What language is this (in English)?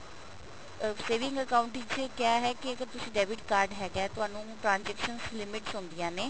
Punjabi